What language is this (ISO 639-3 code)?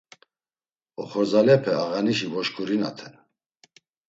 lzz